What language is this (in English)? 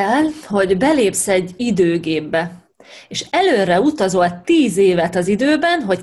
Hungarian